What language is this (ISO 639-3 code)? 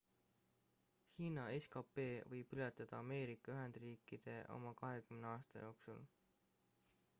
est